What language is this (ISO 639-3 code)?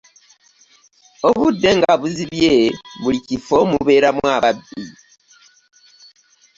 lug